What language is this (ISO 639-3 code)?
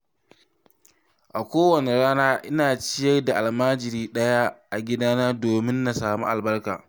hau